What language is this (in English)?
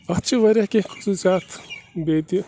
Kashmiri